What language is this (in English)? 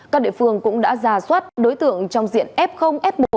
Vietnamese